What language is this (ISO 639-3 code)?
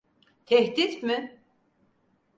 tur